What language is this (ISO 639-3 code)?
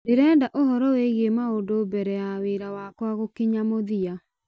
kik